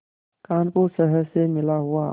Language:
Hindi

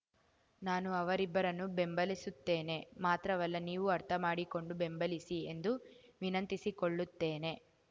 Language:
Kannada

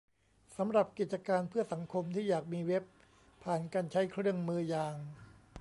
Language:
Thai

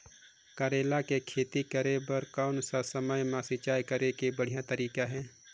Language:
Chhattisgarhi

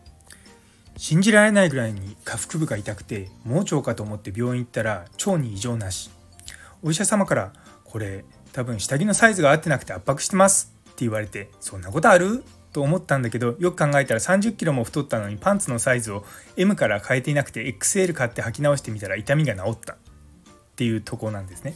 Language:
Japanese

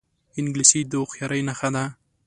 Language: Pashto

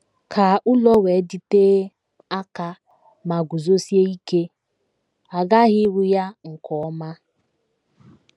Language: Igbo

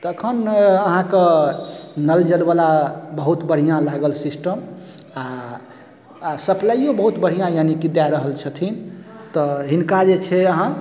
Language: Maithili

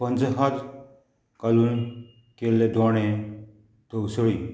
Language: Konkani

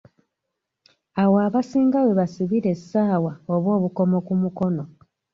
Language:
Ganda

